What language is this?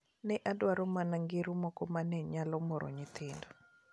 Luo (Kenya and Tanzania)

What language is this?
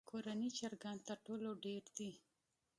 Pashto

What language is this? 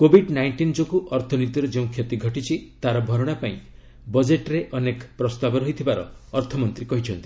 Odia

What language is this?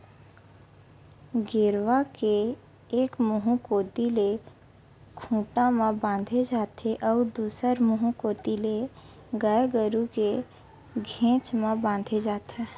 Chhattisgarhi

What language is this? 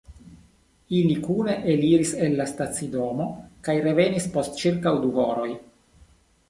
Esperanto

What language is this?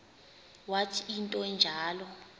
Xhosa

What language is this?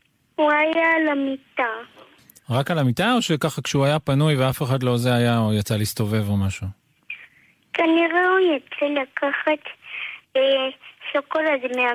Hebrew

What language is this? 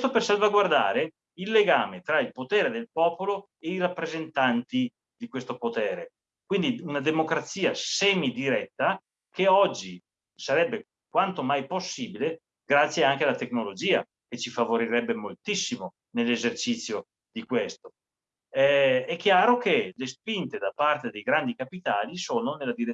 Italian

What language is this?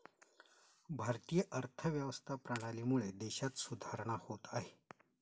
Marathi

